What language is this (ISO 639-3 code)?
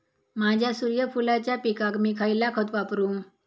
mar